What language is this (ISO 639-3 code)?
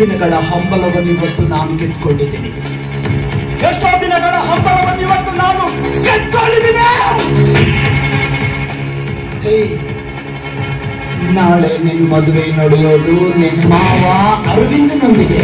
kan